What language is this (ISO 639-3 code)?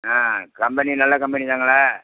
tam